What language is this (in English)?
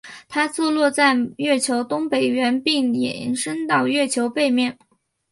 Chinese